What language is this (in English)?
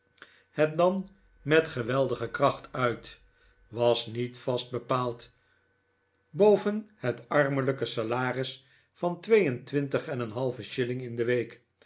Dutch